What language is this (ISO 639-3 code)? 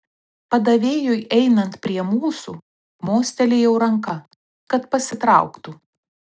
lit